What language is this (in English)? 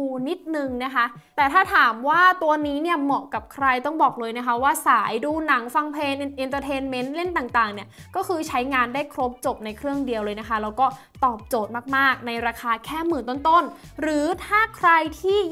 Thai